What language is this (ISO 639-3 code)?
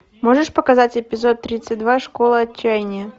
rus